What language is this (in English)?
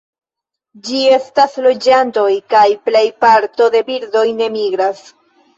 Esperanto